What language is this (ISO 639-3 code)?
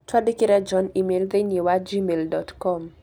kik